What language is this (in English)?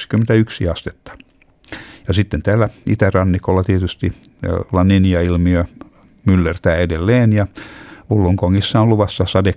Finnish